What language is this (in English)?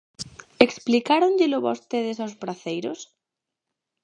Galician